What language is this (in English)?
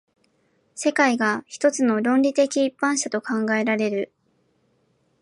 Japanese